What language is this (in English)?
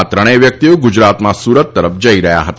Gujarati